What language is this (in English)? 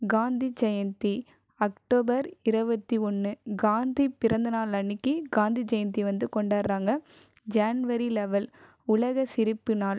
Tamil